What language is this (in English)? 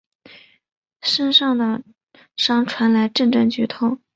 Chinese